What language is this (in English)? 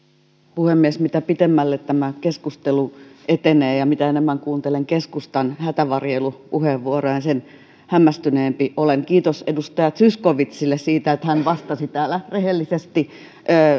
Finnish